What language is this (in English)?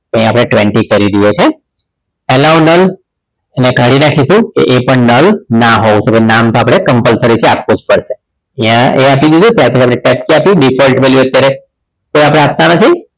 Gujarati